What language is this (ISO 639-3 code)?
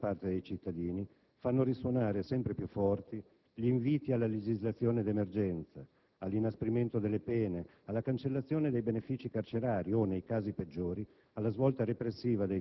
ita